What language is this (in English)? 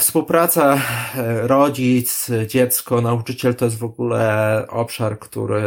Polish